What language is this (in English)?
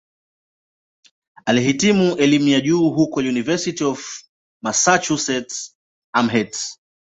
Swahili